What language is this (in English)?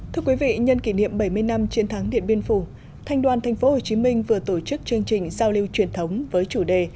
Vietnamese